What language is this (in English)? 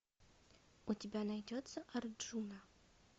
Russian